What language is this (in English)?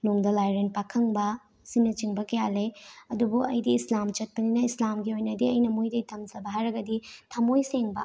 Manipuri